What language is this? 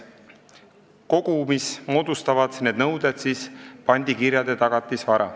Estonian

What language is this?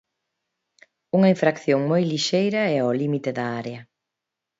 Galician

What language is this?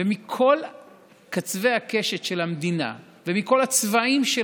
Hebrew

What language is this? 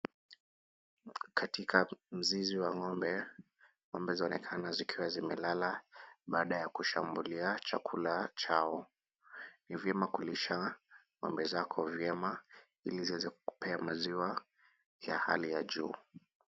Swahili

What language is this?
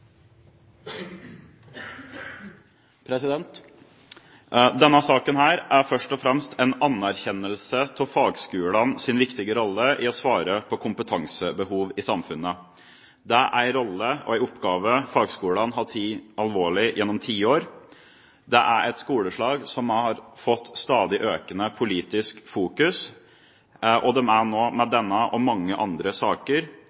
Norwegian Bokmål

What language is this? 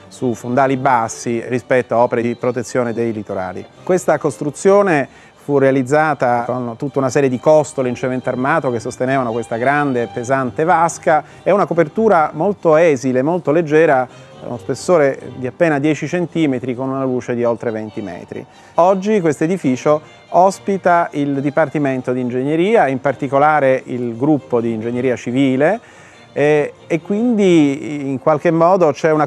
Italian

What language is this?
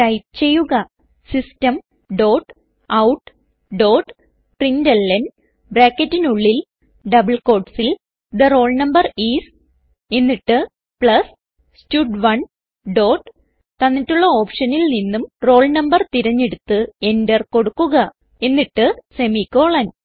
Malayalam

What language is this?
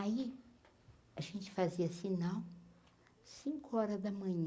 Portuguese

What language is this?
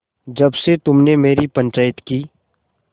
Hindi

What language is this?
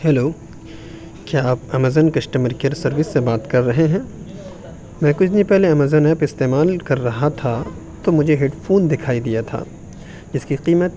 Urdu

